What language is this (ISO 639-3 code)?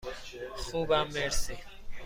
fas